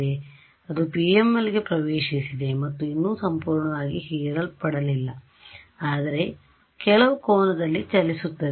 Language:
Kannada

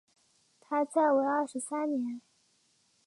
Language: Chinese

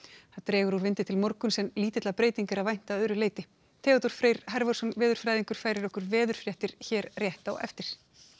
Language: Icelandic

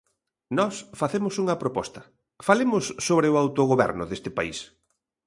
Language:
Galician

